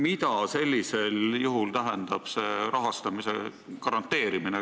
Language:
Estonian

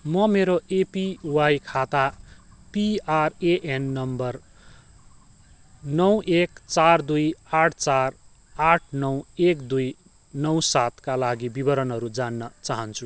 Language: Nepali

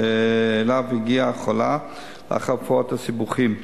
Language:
Hebrew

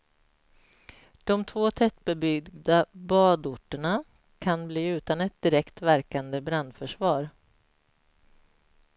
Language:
Swedish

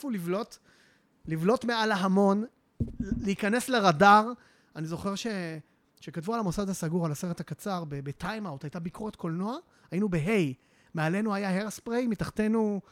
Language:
Hebrew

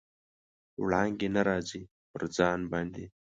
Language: Pashto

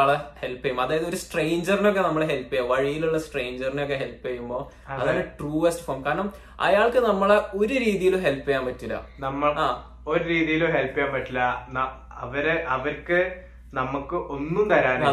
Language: Malayalam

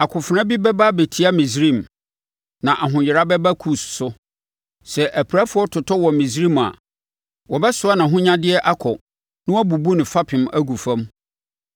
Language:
Akan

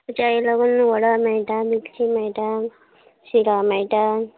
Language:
Konkani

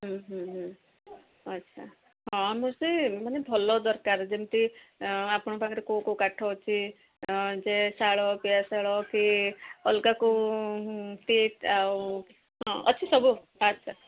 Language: Odia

